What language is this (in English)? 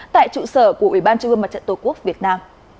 Vietnamese